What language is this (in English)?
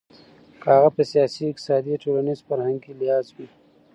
Pashto